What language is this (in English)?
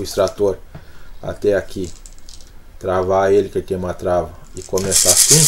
Portuguese